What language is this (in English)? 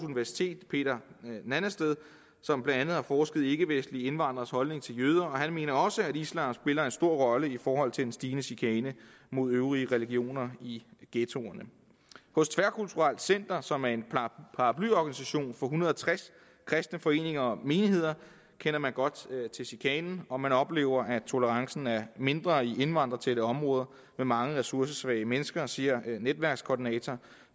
Danish